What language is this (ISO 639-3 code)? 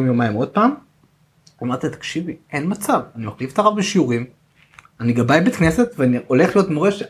heb